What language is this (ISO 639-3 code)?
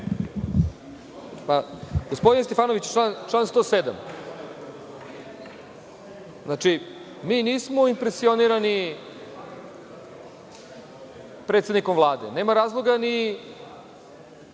srp